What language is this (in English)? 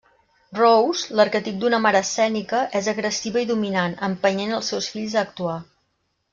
Catalan